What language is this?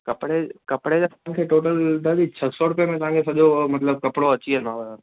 Sindhi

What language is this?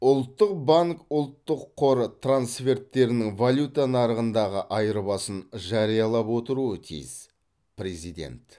Kazakh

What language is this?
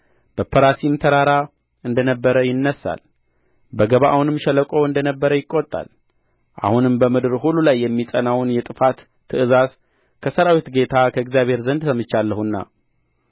Amharic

